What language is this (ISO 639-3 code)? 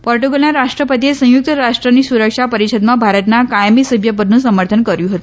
guj